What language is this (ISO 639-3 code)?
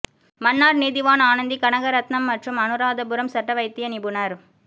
tam